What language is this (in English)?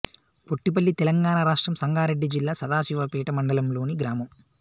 Telugu